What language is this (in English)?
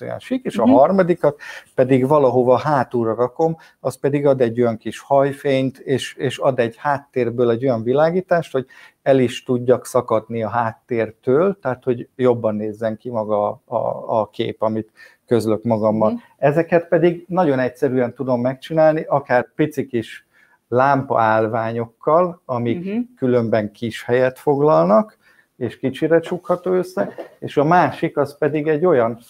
Hungarian